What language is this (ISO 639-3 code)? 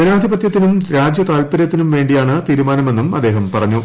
mal